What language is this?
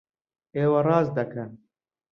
Central Kurdish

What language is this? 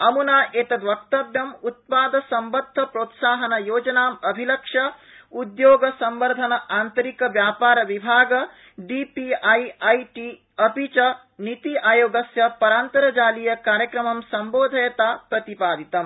Sanskrit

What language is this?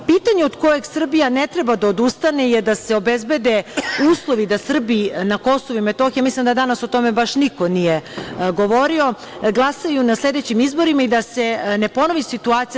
Serbian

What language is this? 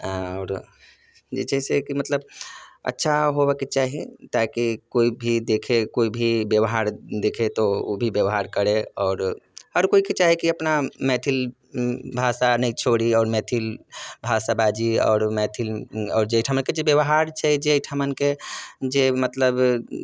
Maithili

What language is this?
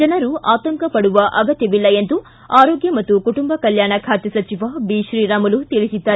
Kannada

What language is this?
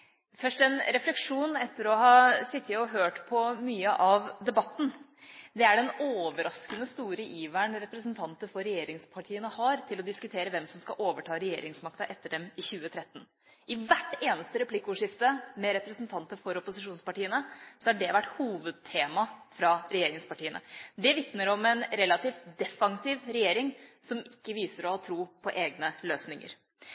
Norwegian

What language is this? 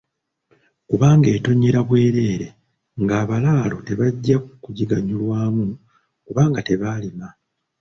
Ganda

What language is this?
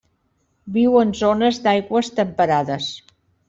Catalan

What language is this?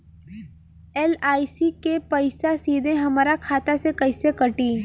Bhojpuri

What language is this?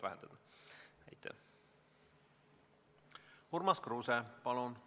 Estonian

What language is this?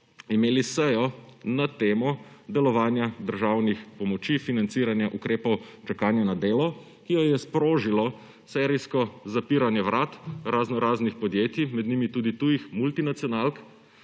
Slovenian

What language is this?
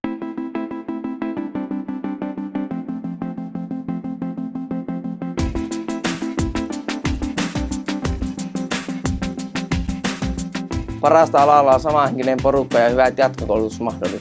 Finnish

